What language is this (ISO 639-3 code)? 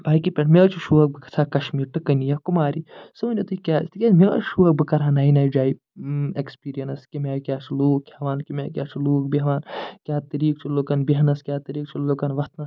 kas